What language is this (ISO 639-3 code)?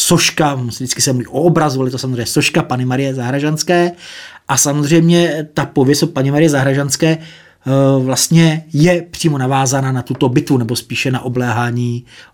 ces